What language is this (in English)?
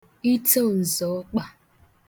Igbo